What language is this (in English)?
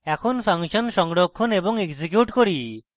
Bangla